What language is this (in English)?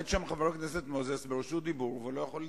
Hebrew